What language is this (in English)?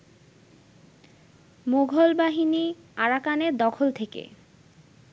Bangla